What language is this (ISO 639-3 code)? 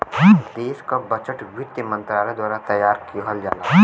bho